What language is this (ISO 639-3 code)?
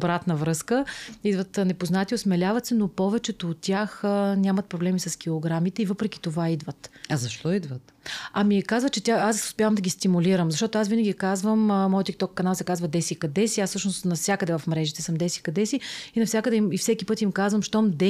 bul